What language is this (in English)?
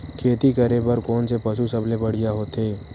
Chhattisgarhi